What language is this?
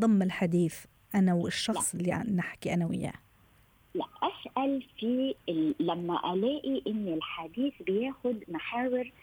Arabic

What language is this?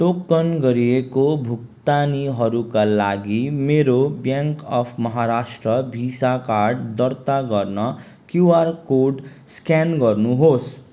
Nepali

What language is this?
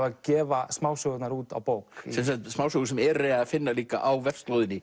Icelandic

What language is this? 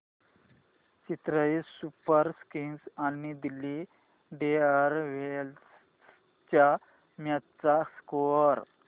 Marathi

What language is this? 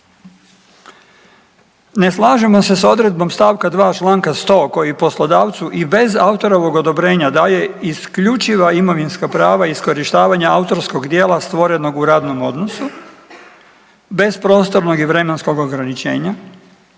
Croatian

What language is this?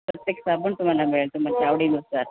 Marathi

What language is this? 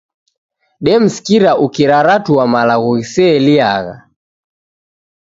Taita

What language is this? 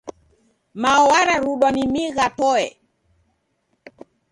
Taita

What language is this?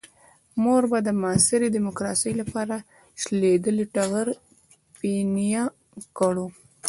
Pashto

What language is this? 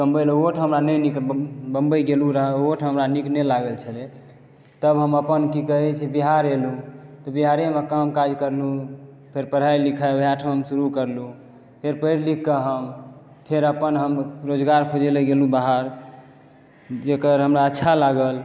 Maithili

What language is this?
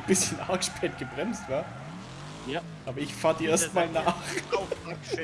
German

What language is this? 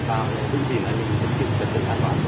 Vietnamese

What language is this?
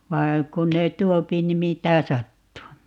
Finnish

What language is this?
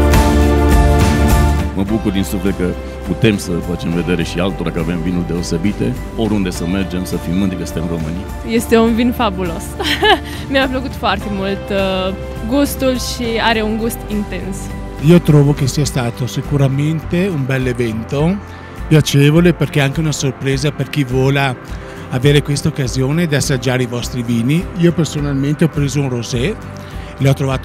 Romanian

